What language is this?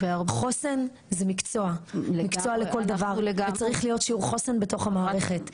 Hebrew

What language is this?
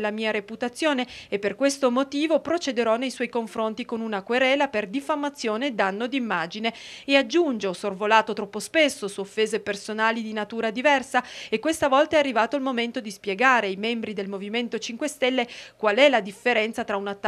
Italian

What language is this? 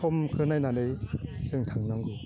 Bodo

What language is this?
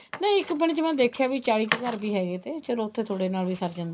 Punjabi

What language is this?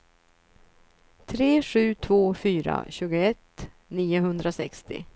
Swedish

